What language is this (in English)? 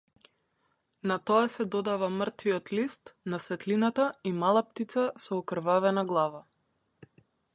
Macedonian